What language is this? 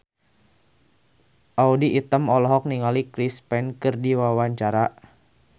Sundanese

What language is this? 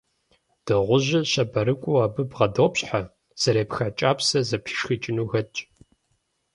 Kabardian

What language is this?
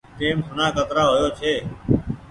Goaria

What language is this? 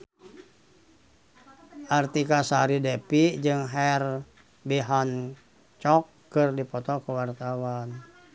Sundanese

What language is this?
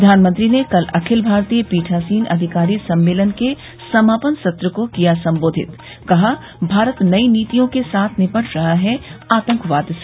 Hindi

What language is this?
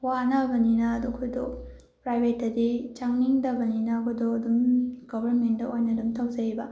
Manipuri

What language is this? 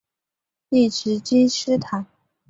Chinese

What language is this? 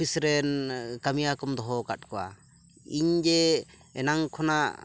Santali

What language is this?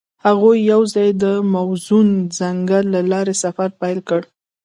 Pashto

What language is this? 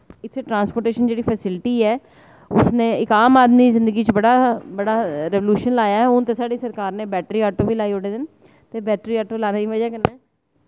Dogri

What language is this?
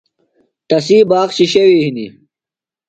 Phalura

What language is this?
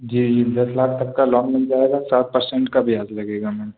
Hindi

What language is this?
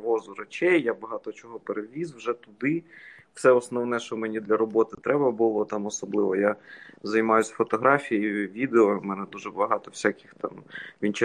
Ukrainian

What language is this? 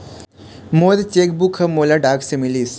Chhattisgarhi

